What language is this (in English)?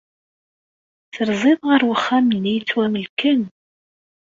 Kabyle